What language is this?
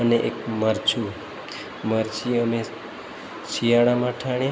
Gujarati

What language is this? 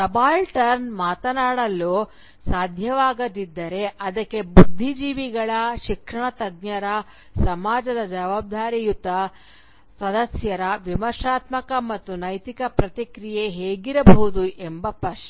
Kannada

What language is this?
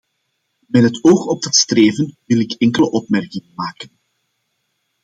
Dutch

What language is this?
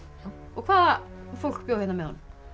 Icelandic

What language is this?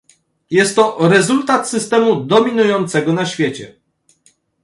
Polish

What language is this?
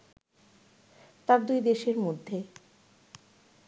Bangla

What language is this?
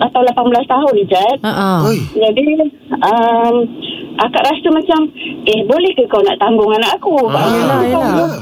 Malay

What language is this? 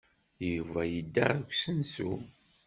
Kabyle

